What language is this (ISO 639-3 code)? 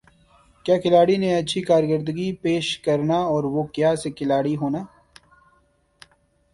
urd